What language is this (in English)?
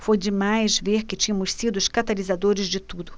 Portuguese